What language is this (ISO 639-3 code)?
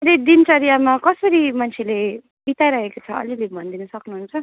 nep